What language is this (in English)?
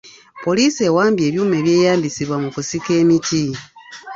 Ganda